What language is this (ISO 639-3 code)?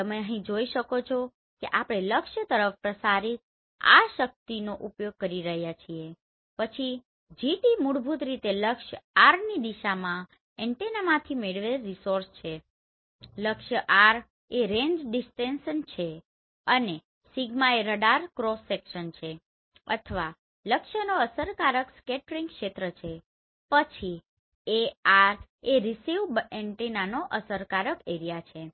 guj